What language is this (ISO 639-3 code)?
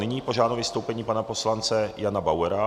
ces